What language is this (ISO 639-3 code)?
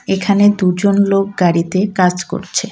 ben